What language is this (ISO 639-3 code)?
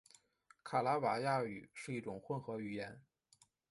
zho